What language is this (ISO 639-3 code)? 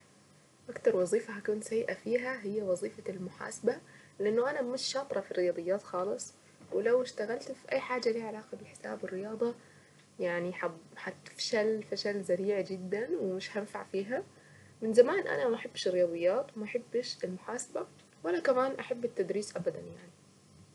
aec